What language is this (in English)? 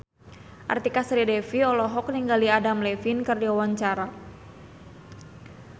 Sundanese